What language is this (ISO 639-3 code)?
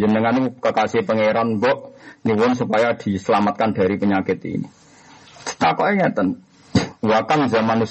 ind